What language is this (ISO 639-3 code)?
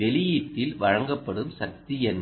tam